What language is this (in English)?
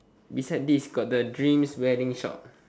English